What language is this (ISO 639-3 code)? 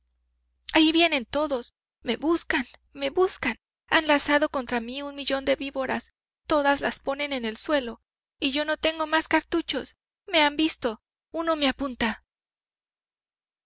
spa